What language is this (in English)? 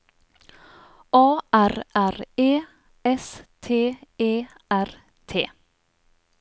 Norwegian